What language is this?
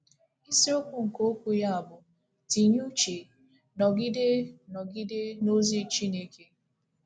Igbo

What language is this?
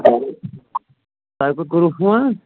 Kashmiri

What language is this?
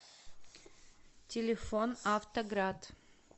Russian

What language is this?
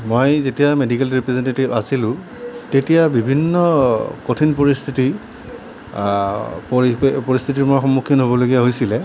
Assamese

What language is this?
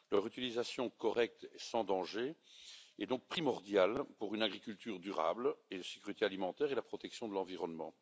French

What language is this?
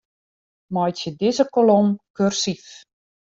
Western Frisian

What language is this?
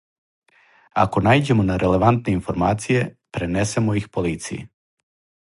Serbian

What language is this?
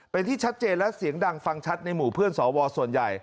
Thai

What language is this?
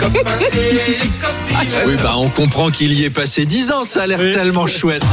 French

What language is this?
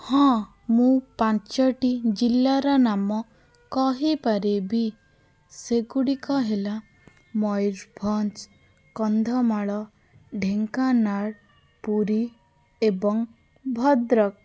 Odia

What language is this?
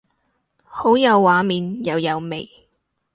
Cantonese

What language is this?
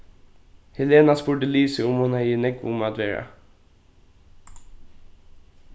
Faroese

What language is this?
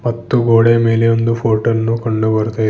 Kannada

